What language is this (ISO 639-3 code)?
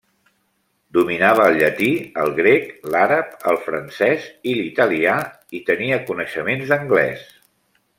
cat